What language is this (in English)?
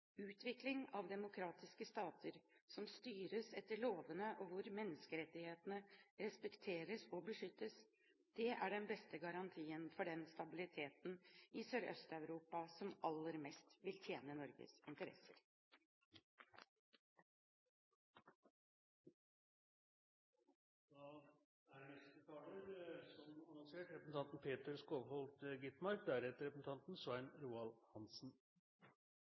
Norwegian Bokmål